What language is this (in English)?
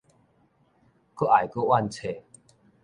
Min Nan Chinese